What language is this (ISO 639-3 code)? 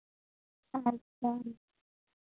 sat